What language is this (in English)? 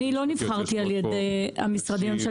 Hebrew